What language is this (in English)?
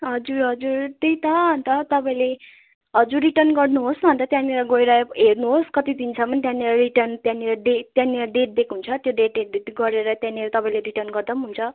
Nepali